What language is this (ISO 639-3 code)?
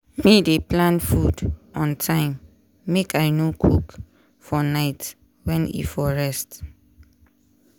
pcm